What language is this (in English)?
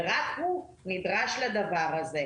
Hebrew